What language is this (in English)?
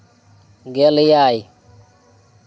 Santali